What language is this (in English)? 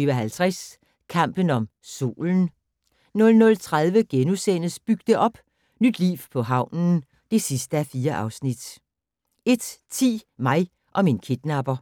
Danish